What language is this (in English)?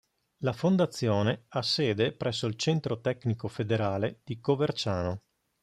Italian